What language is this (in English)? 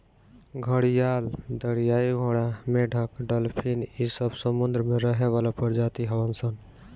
Bhojpuri